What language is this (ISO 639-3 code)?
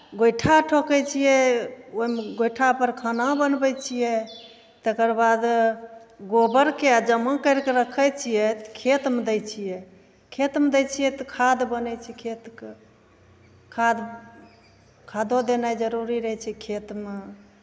mai